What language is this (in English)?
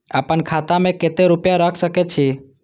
Maithili